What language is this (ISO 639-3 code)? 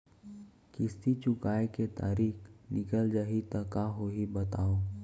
hne